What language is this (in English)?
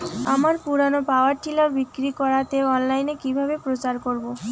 Bangla